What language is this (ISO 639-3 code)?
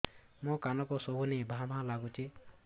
ori